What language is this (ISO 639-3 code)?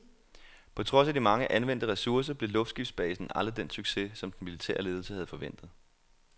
dan